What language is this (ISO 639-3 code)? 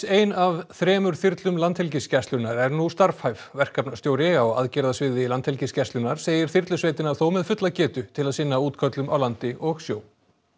isl